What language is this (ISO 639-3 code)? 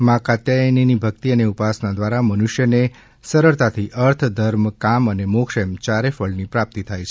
guj